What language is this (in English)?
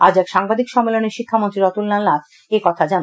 Bangla